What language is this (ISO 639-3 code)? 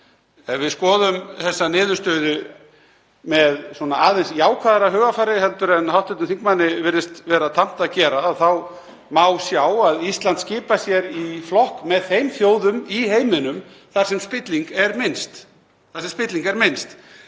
isl